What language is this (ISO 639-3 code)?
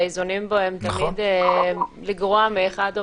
heb